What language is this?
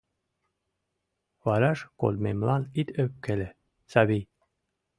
Mari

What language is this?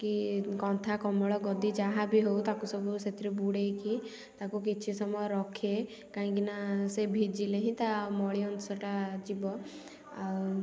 Odia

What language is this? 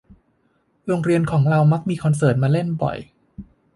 Thai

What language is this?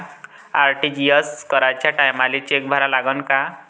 Marathi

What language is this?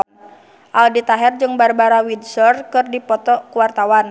Sundanese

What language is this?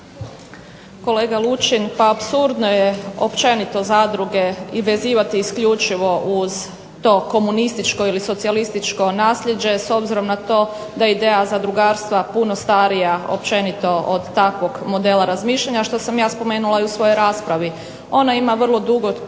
Croatian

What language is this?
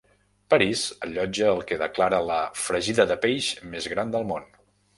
Catalan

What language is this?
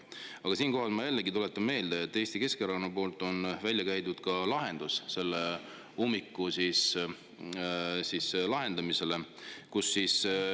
Estonian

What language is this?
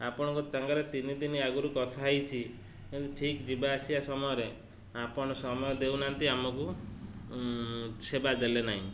Odia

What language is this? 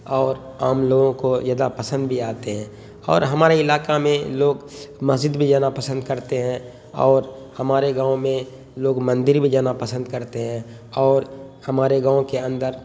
Urdu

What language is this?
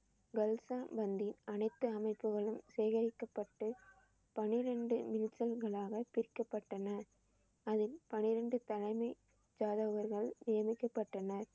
Tamil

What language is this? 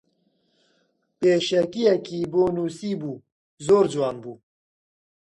Central Kurdish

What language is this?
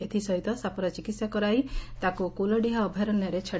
Odia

